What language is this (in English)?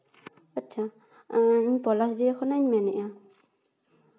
Santali